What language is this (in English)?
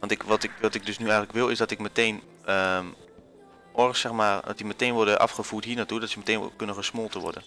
Dutch